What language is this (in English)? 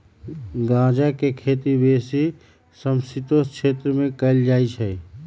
Magahi